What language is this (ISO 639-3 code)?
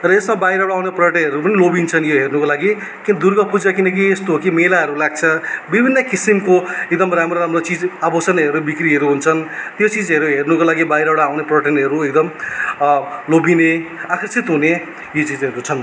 nep